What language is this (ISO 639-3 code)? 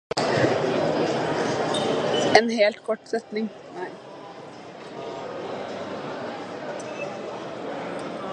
nob